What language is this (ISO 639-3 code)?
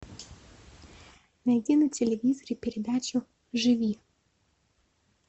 rus